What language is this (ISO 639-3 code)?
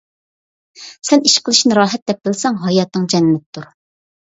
uig